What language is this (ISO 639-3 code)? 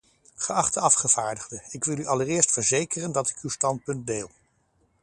nld